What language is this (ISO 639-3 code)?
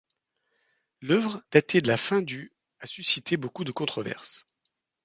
fra